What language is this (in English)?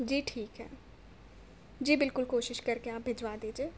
Urdu